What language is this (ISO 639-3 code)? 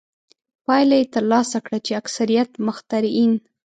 pus